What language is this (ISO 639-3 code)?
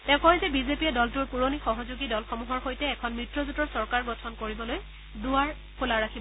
asm